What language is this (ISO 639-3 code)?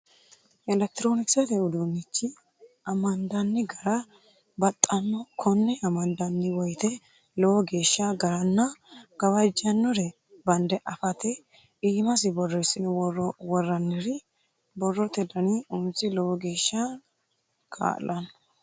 sid